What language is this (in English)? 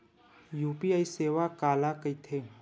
Chhattisgarhi